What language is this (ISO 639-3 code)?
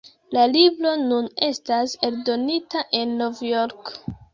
epo